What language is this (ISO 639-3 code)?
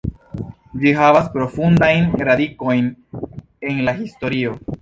epo